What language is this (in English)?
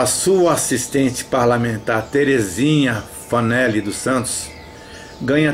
Portuguese